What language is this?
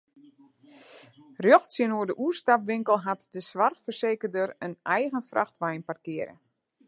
Western Frisian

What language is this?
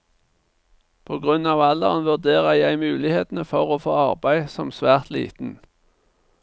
Norwegian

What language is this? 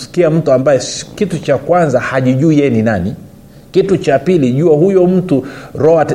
Swahili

